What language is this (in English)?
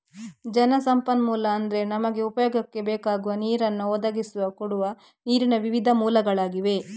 Kannada